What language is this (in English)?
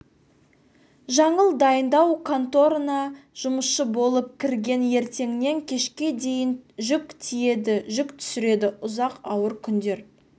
Kazakh